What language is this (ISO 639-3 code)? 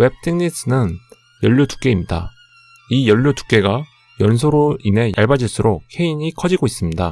kor